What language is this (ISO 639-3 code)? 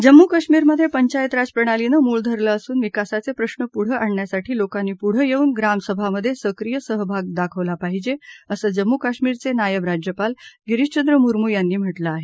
mar